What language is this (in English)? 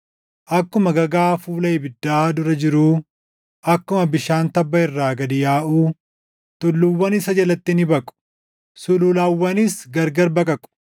Oromo